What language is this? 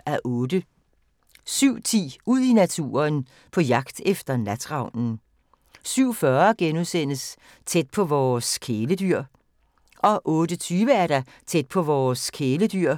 Danish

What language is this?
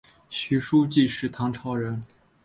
Chinese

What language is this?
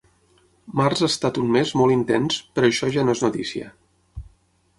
Catalan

